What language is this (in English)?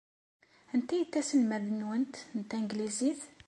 Kabyle